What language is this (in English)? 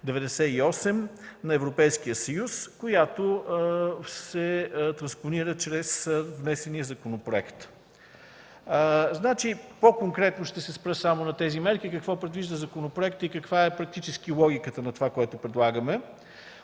Bulgarian